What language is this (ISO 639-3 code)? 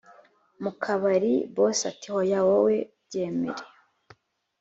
kin